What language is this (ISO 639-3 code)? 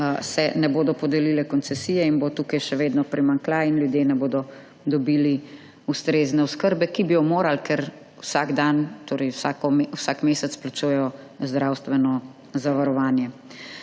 slv